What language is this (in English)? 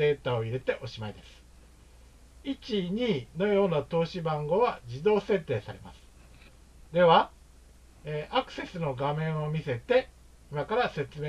Japanese